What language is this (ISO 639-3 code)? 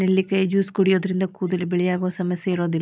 kan